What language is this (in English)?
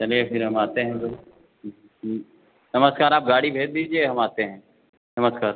Hindi